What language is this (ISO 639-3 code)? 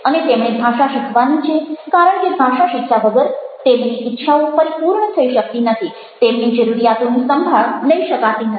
guj